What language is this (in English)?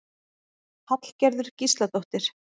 Icelandic